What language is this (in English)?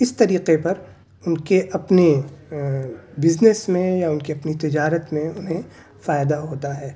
Urdu